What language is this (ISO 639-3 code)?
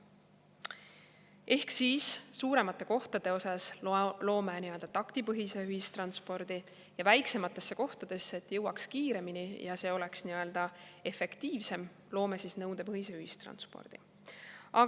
est